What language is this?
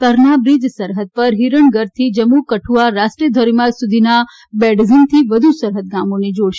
Gujarati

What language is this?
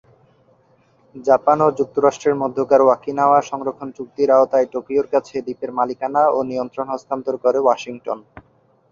Bangla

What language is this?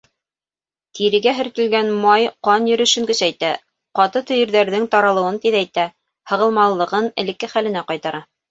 Bashkir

